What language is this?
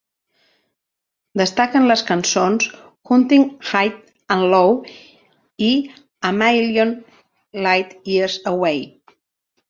Catalan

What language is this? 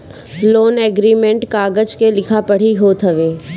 Bhojpuri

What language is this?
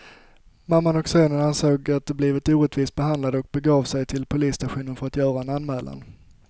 Swedish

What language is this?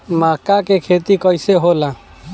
Bhojpuri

